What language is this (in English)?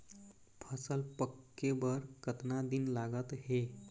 Chhattisgarhi